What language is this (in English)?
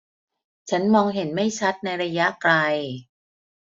Thai